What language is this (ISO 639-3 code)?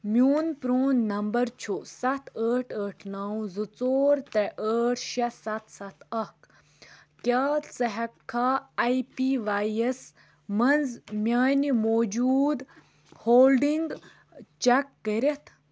kas